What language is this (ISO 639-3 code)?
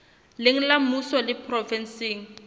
sot